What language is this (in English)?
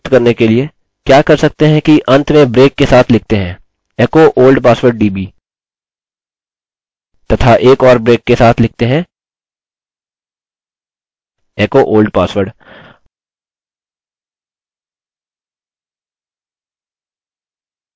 Hindi